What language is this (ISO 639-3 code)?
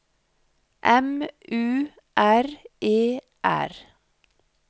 nor